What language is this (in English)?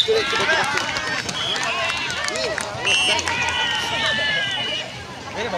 Japanese